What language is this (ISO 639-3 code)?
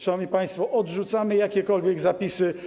pol